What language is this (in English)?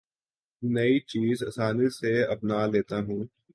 Urdu